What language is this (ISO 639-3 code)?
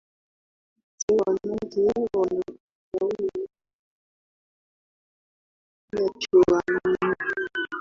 swa